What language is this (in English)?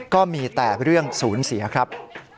Thai